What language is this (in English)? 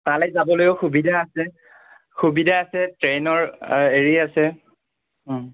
Assamese